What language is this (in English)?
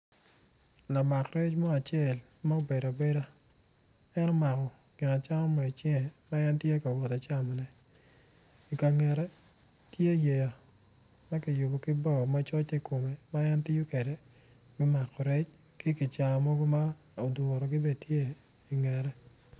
Acoli